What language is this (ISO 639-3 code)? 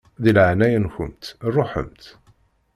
kab